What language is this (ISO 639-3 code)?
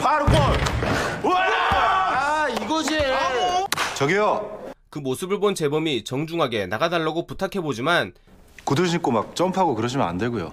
kor